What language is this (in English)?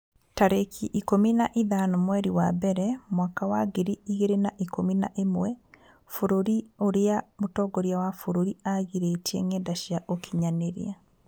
Kikuyu